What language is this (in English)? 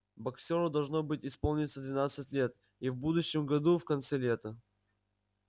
Russian